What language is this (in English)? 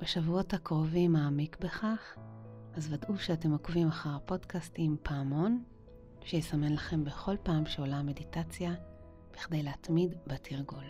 Hebrew